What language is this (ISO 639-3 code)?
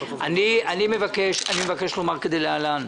heb